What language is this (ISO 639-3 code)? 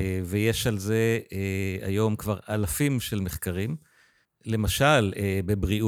heb